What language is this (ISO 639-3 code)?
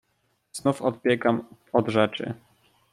pol